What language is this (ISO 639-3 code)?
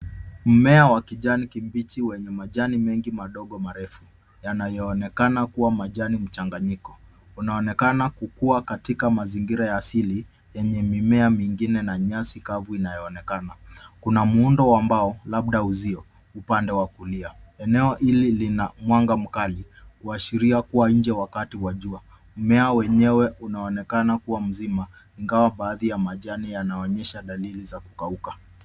swa